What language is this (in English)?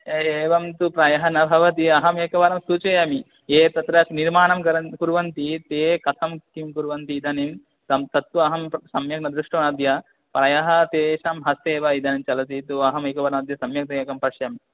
Sanskrit